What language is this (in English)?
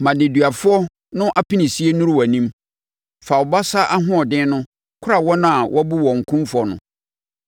Akan